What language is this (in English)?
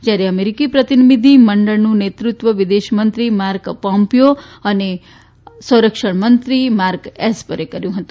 Gujarati